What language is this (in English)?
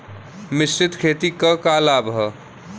Bhojpuri